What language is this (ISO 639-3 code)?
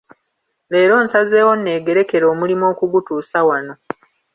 lug